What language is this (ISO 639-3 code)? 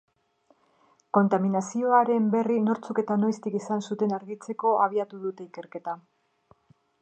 eus